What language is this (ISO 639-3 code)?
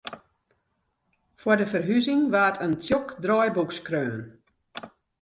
fry